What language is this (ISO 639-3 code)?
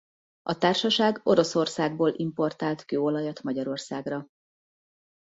hun